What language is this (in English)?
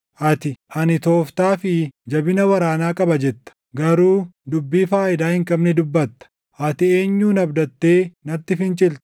Oromo